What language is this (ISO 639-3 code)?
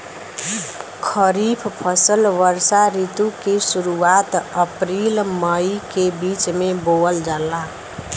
bho